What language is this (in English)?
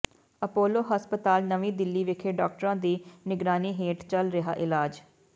Punjabi